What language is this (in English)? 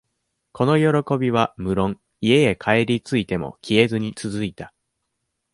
Japanese